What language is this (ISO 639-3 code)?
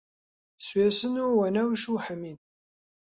ckb